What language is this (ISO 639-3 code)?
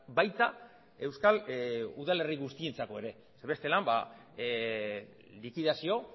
eus